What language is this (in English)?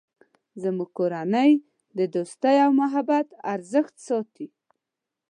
Pashto